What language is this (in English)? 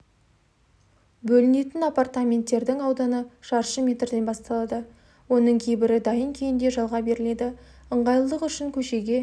Kazakh